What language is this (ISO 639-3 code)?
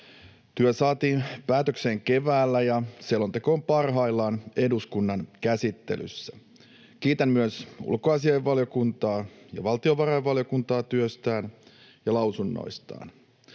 fin